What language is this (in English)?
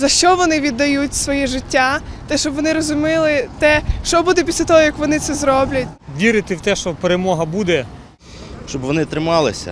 Ukrainian